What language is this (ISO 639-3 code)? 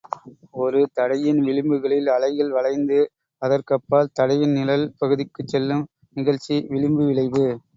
tam